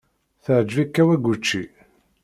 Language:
Kabyle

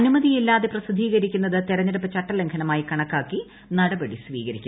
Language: Malayalam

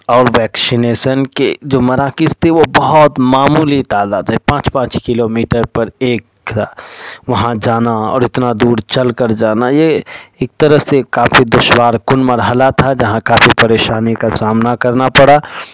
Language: Urdu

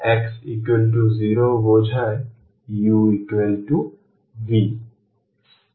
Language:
Bangla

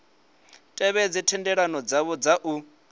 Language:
Venda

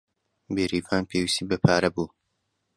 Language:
Central Kurdish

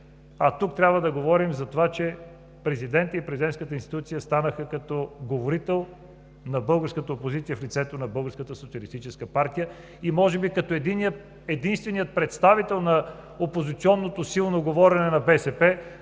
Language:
Bulgarian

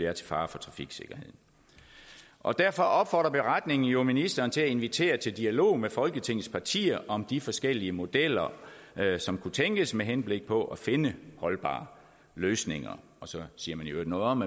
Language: Danish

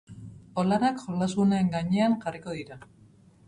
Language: Basque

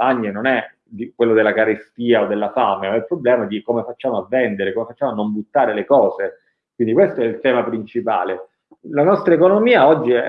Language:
Italian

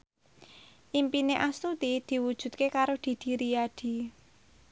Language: Javanese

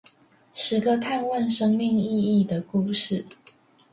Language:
Chinese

